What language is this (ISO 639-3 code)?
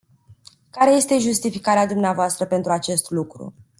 ron